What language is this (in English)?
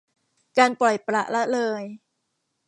Thai